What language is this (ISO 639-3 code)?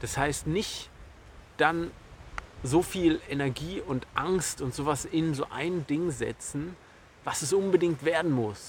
deu